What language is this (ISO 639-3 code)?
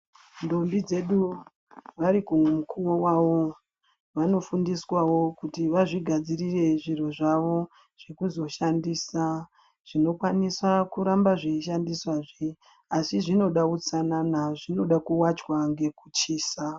ndc